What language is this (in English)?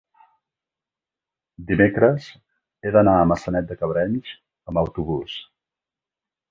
Catalan